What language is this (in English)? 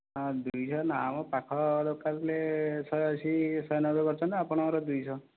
Odia